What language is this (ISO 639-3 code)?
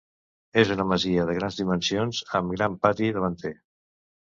cat